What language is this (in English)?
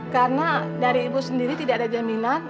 Indonesian